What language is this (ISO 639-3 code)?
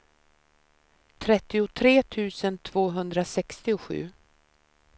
swe